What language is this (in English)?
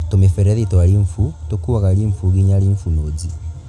Kikuyu